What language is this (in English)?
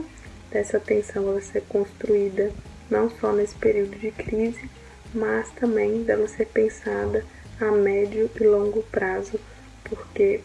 Portuguese